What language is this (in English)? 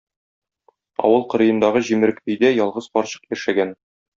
Tatar